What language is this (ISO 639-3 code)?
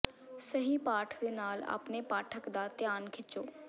pan